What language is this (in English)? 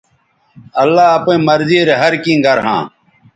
Bateri